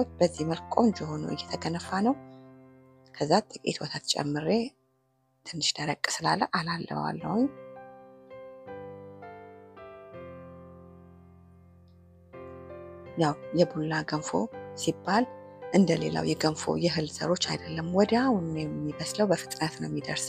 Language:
Arabic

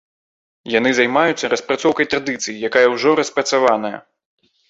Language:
Belarusian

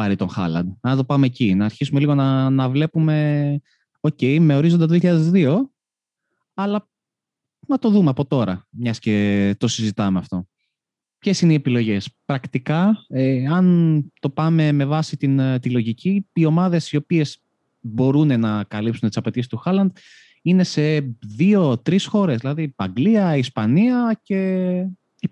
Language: Greek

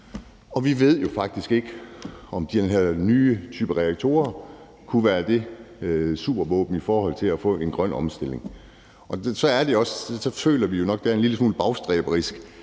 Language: Danish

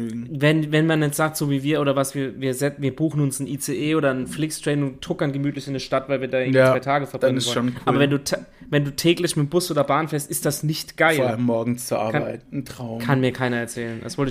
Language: German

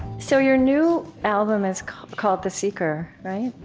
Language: English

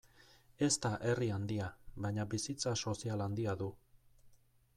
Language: Basque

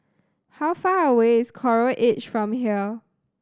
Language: English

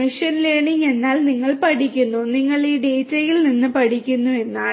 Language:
Malayalam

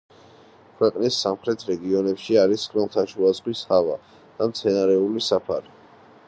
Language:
Georgian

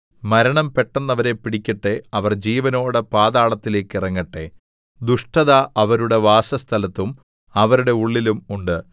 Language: Malayalam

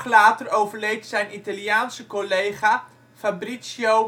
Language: Dutch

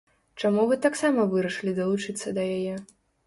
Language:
Belarusian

